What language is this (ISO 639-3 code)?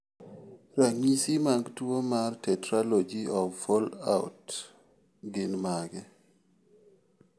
luo